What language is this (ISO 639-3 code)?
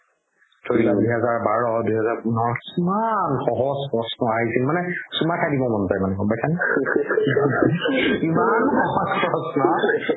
asm